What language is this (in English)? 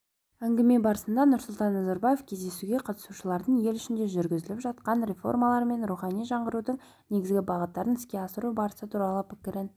Kazakh